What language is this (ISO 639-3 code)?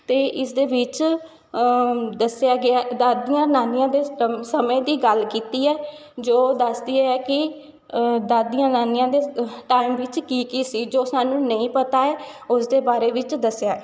pan